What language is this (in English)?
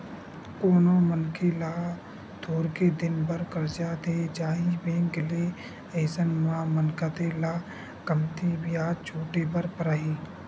Chhattisgarhi